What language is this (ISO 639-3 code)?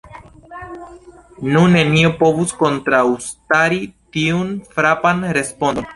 epo